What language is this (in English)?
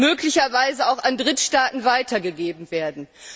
German